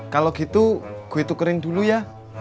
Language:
Indonesian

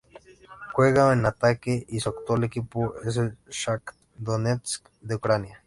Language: Spanish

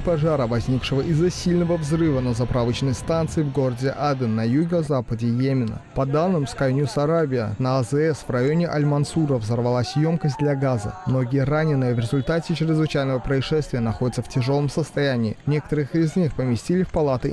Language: Russian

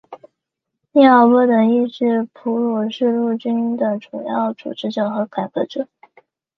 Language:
Chinese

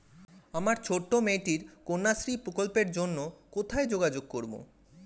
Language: Bangla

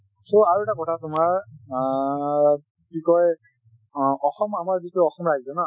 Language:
Assamese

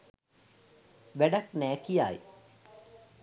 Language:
Sinhala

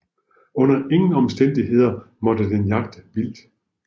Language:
Danish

